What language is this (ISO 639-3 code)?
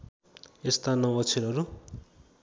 nep